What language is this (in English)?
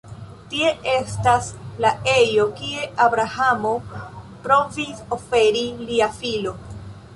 Esperanto